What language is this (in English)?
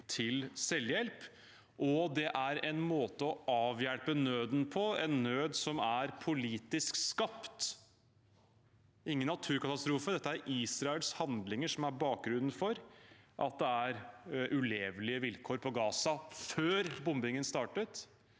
Norwegian